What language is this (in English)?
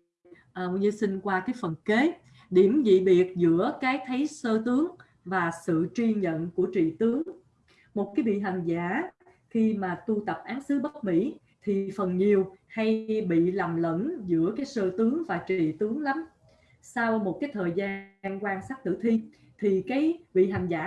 Vietnamese